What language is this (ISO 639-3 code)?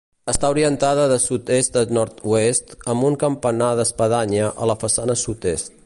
cat